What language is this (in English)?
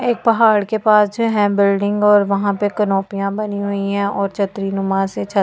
Hindi